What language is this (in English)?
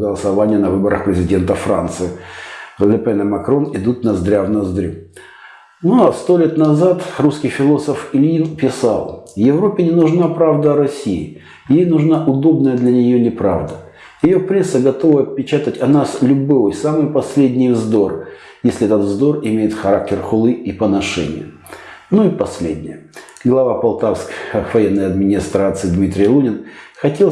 Russian